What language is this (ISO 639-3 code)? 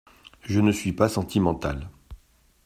fra